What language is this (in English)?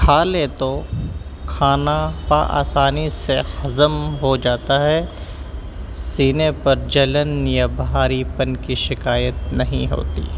Urdu